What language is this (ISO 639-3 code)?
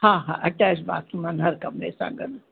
snd